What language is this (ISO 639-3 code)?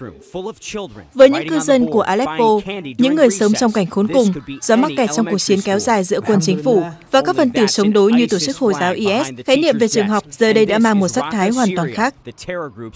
vie